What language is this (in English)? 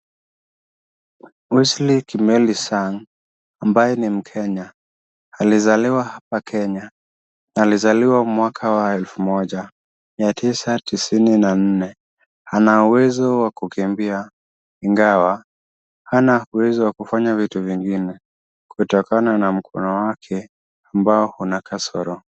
Swahili